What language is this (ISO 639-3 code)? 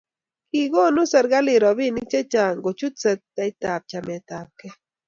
kln